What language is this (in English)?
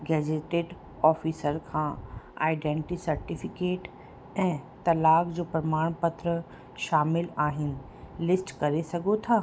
Sindhi